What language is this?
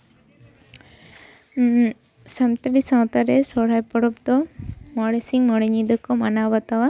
Santali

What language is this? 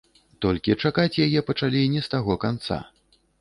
Belarusian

